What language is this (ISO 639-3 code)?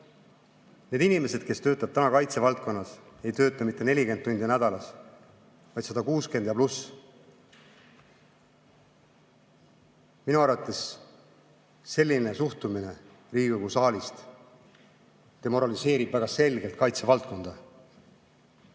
est